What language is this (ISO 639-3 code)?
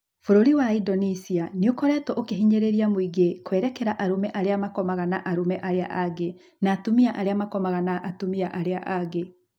kik